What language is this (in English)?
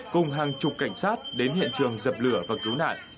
Vietnamese